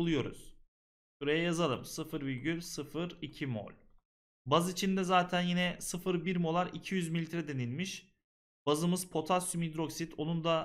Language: Turkish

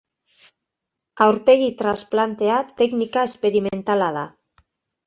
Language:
Basque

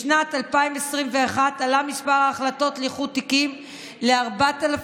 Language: Hebrew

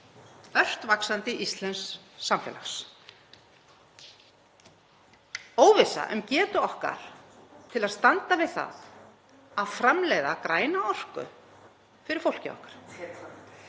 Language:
Icelandic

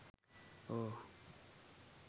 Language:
Sinhala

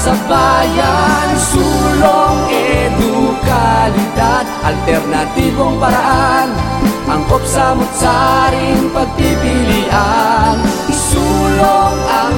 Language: Filipino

